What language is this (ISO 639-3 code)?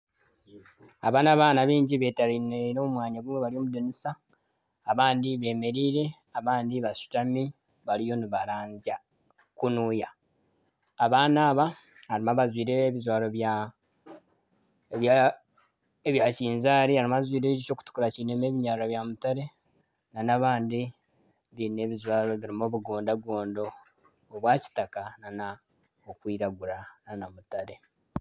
nyn